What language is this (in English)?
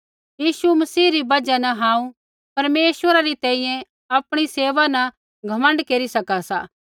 Kullu Pahari